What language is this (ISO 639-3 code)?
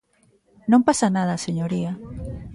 glg